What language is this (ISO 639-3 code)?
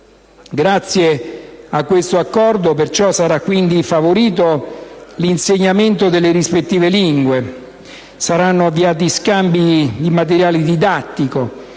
ita